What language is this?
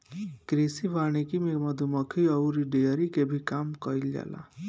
Bhojpuri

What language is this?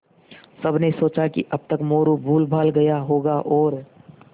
Hindi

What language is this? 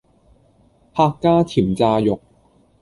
Cantonese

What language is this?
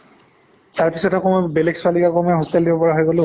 Assamese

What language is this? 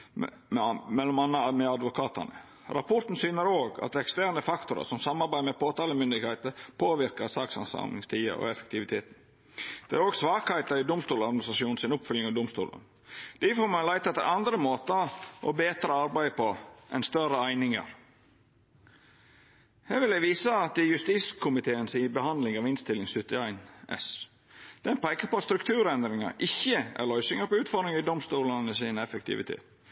Norwegian Nynorsk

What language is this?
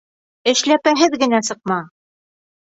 Bashkir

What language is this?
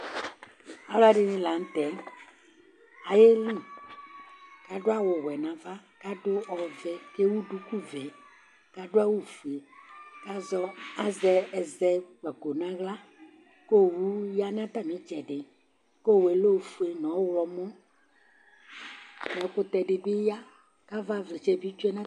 Ikposo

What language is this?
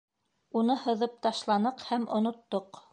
Bashkir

